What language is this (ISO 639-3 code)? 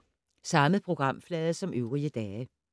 dan